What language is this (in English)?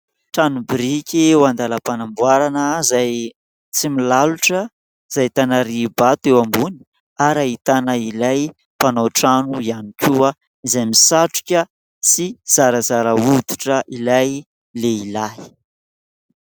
Malagasy